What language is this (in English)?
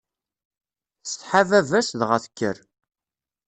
Kabyle